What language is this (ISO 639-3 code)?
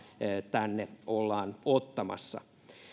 fin